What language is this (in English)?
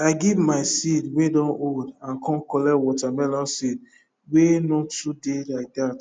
Nigerian Pidgin